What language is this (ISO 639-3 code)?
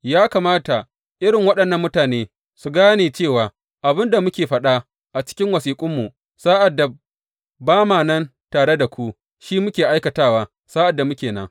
hau